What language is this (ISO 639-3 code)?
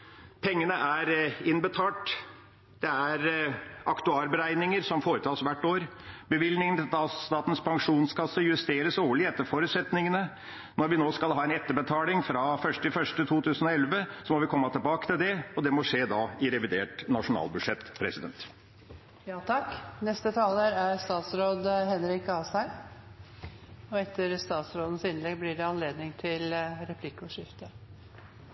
nob